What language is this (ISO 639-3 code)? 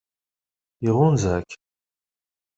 kab